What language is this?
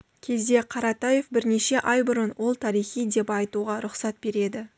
Kazakh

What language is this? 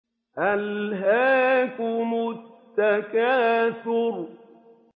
Arabic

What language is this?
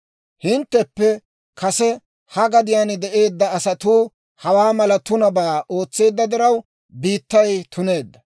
Dawro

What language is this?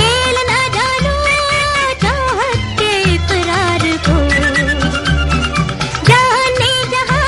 Hindi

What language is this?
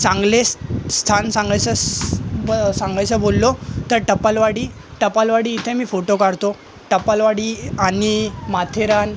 Marathi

